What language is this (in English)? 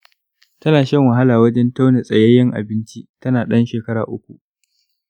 Hausa